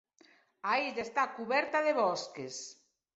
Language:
Galician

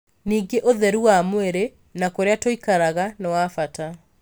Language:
Kikuyu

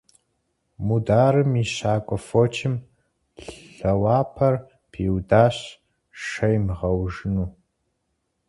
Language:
Kabardian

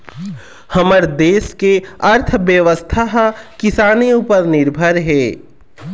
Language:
Chhattisgarhi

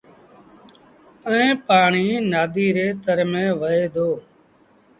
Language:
Sindhi Bhil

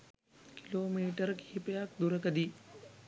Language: Sinhala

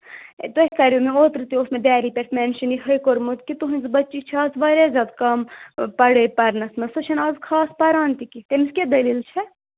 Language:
Kashmiri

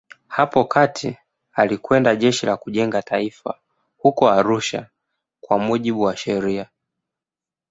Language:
Swahili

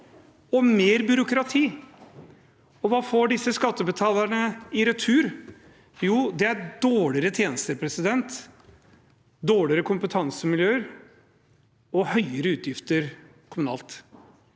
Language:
Norwegian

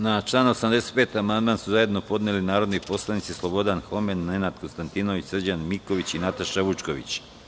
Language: Serbian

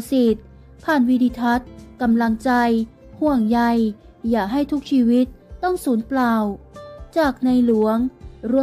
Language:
Thai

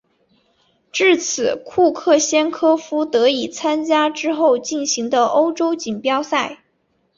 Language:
Chinese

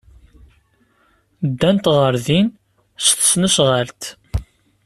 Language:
Kabyle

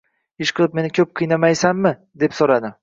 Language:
Uzbek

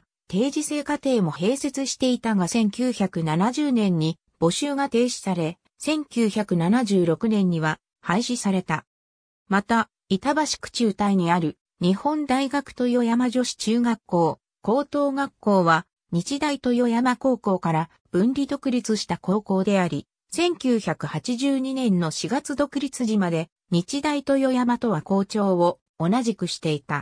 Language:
Japanese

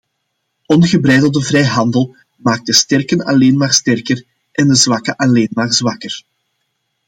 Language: Dutch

